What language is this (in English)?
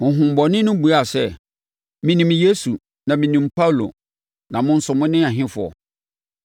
Akan